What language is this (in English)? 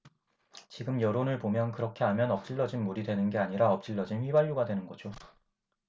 Korean